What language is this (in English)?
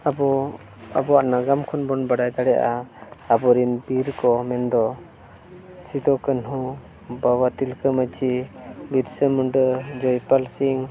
Santali